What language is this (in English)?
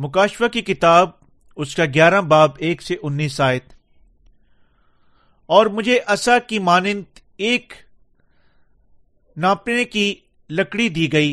Urdu